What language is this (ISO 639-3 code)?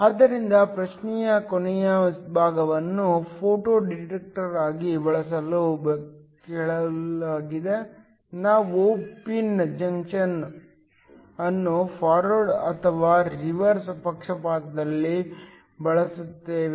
kan